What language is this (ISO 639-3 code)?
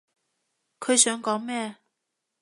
yue